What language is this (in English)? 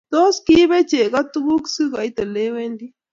Kalenjin